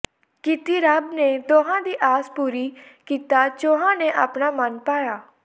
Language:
Punjabi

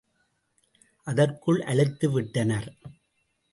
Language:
Tamil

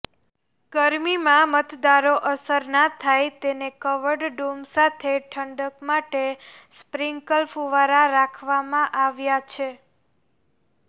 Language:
Gujarati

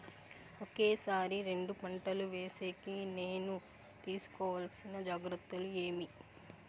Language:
Telugu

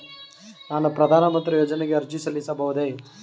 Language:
Kannada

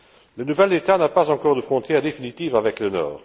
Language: French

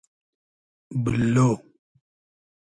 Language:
Hazaragi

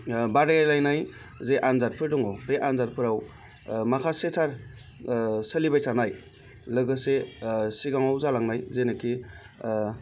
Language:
Bodo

